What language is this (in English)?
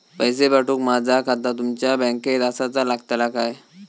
Marathi